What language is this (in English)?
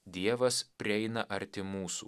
Lithuanian